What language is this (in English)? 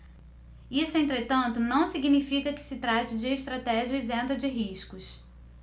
Portuguese